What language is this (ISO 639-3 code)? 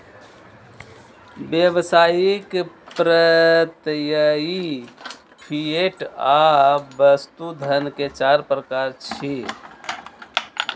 mai